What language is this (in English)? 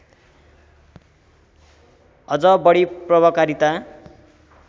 Nepali